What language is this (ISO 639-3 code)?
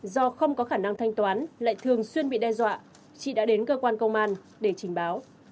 vie